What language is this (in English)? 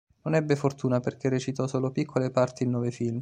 Italian